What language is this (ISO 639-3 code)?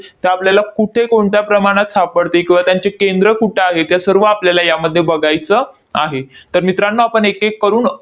mar